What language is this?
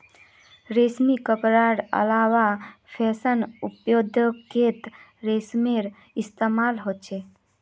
Magahi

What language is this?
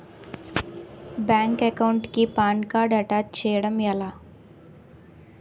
Telugu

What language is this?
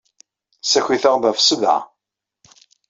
Kabyle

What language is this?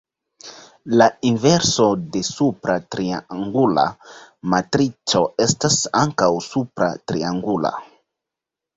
Esperanto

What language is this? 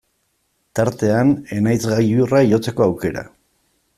Basque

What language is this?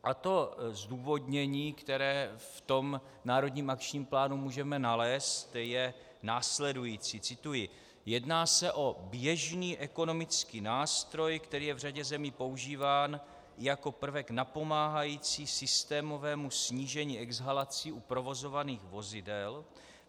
Czech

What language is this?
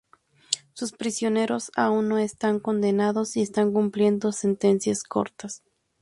Spanish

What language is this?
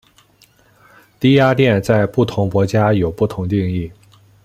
Chinese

